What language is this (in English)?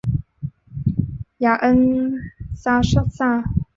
Chinese